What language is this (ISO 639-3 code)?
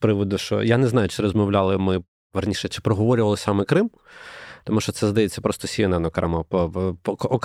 ukr